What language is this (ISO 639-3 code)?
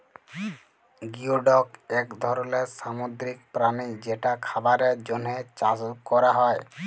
ben